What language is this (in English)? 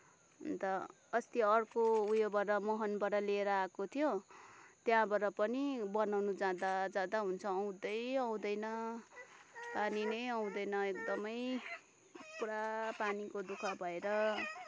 Nepali